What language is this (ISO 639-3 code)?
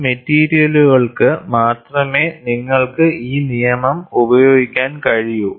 mal